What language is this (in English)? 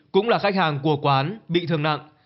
Vietnamese